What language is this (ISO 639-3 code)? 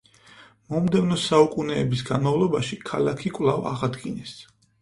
kat